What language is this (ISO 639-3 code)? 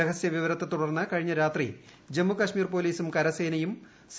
mal